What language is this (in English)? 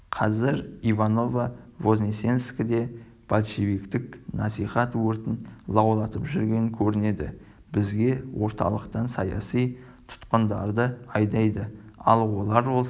Kazakh